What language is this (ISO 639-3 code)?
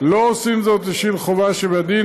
heb